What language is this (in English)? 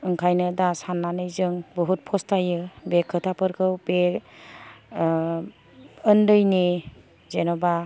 Bodo